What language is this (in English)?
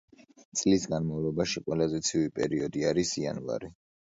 Georgian